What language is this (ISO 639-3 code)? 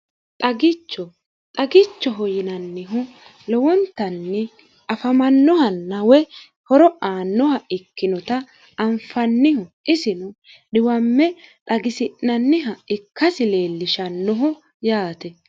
sid